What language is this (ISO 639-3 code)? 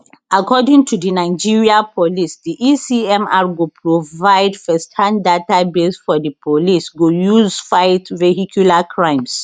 pcm